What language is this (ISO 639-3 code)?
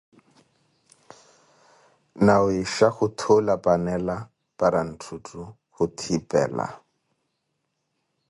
eko